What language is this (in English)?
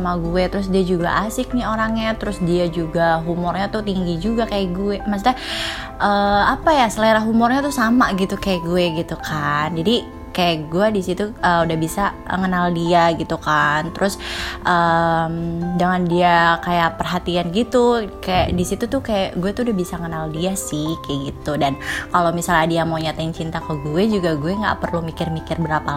Indonesian